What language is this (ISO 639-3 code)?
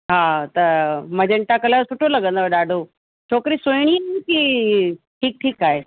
snd